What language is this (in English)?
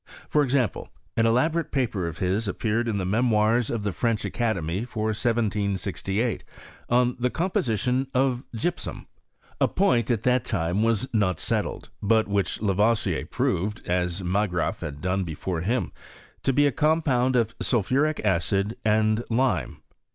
English